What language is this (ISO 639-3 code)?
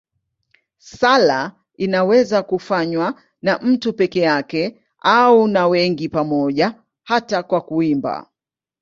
swa